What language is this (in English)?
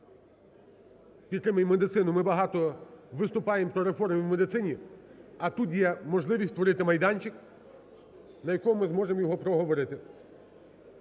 Ukrainian